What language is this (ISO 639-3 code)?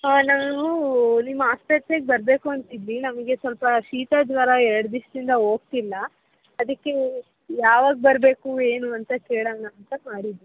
kan